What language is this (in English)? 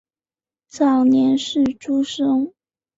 Chinese